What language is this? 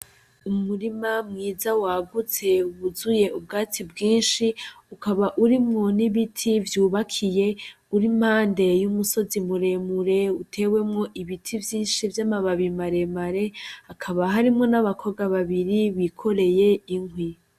Rundi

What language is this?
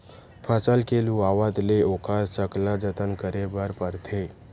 Chhattisgarhi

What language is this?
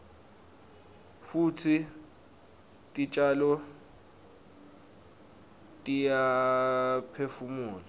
Swati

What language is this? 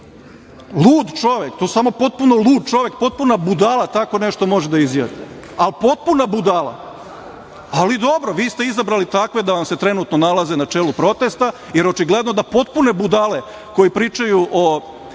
Serbian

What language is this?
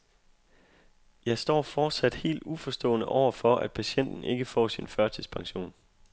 Danish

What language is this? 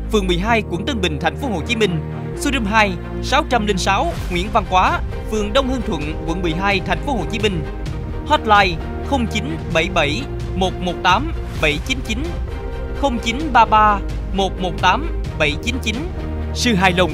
Vietnamese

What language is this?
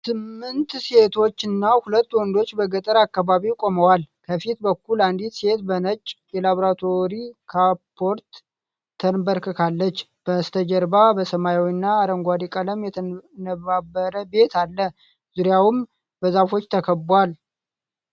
Amharic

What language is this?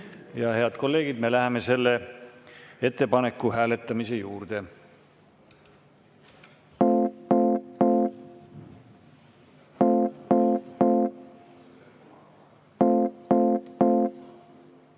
Estonian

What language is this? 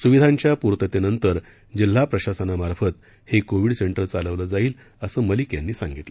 Marathi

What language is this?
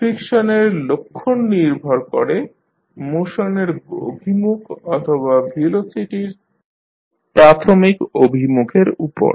Bangla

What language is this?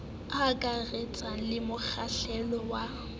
Southern Sotho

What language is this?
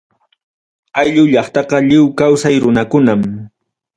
Ayacucho Quechua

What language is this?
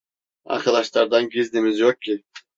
Turkish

